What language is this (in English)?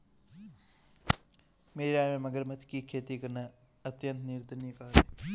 Hindi